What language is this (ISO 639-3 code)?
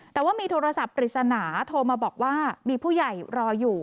tha